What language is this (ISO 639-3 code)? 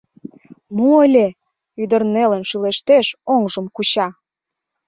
chm